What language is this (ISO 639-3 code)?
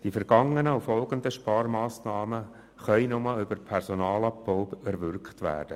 gsw